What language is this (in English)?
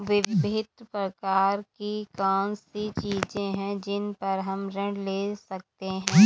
Hindi